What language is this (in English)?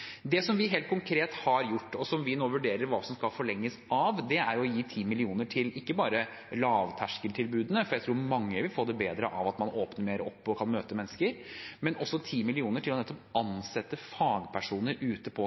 Norwegian Bokmål